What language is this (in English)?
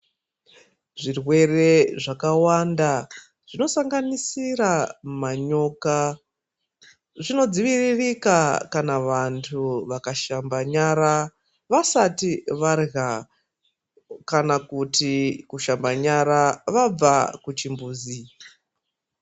Ndau